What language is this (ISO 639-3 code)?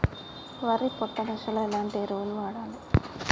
tel